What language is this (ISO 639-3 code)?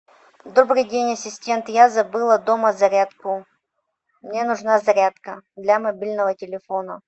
rus